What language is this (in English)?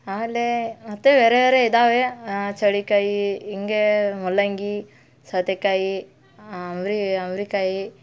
Kannada